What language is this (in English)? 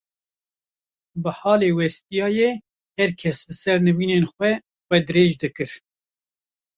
Kurdish